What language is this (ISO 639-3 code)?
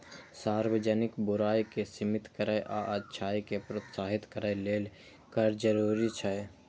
mai